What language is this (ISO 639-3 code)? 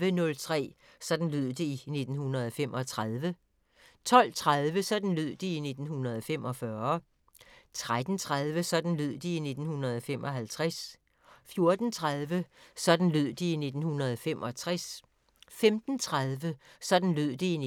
dan